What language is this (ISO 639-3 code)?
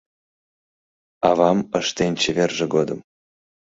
chm